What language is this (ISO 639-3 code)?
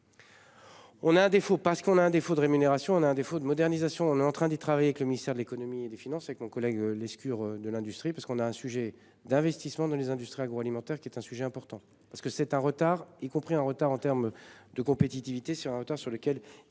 fra